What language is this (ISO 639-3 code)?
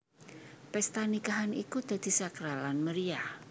jav